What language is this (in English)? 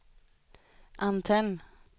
Swedish